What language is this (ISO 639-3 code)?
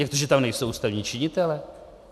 ces